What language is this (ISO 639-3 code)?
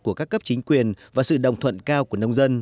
vie